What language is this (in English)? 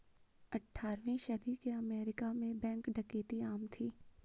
Hindi